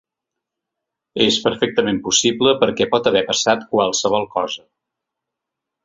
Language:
Catalan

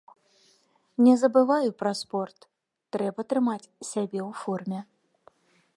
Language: Belarusian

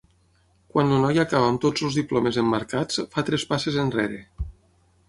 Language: Catalan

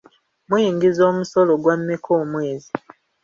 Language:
Ganda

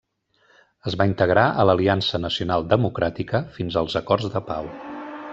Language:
Catalan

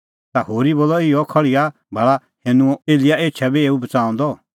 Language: Kullu Pahari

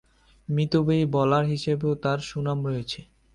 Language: Bangla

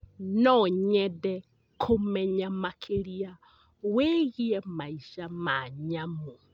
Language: Kikuyu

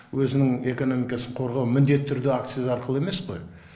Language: Kazakh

